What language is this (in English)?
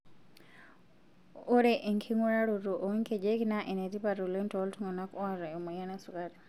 Masai